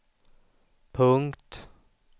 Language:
Swedish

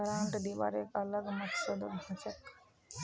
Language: Magahi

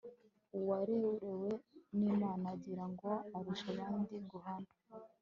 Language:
Kinyarwanda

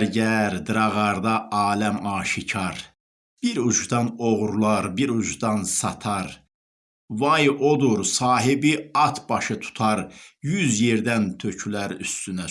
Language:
Turkish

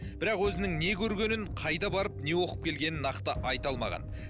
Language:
Kazakh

